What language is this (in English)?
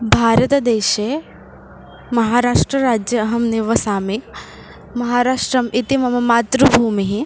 Sanskrit